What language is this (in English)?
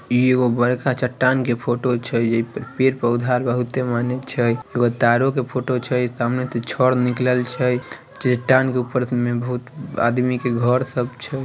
Magahi